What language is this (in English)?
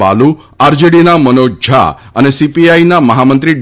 Gujarati